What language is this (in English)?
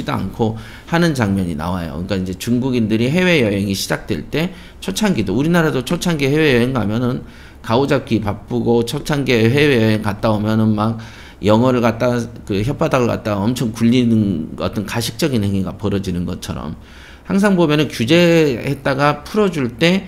Korean